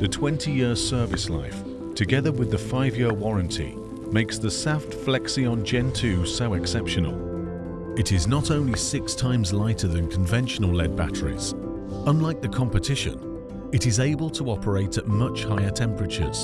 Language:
English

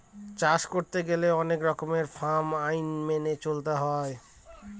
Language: Bangla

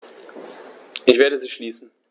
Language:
German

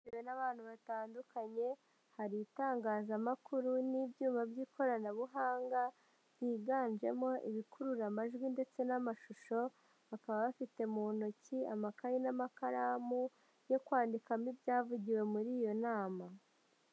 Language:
Kinyarwanda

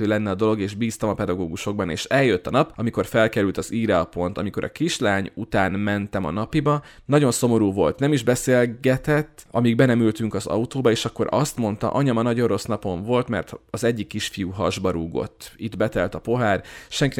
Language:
Hungarian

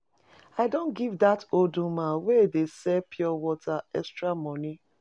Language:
Nigerian Pidgin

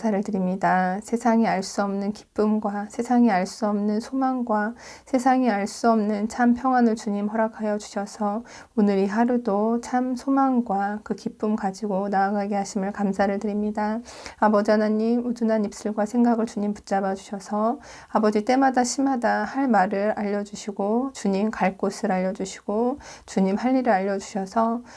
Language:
Korean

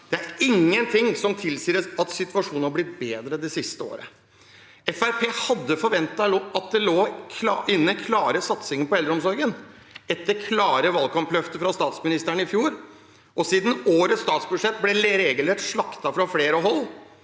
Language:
Norwegian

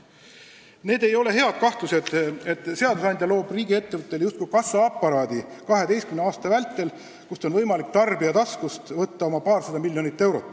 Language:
Estonian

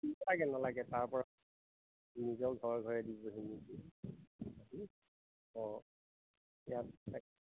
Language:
Assamese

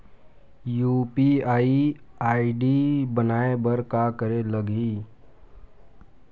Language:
Chhattisgarhi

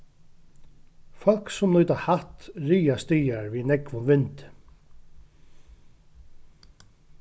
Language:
Faroese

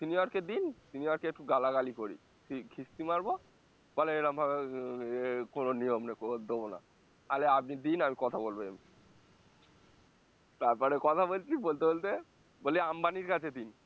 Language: Bangla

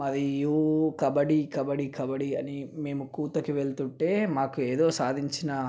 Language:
Telugu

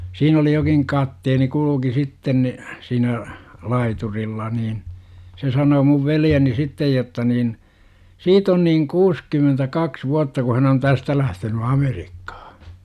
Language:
Finnish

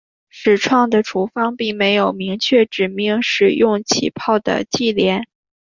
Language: Chinese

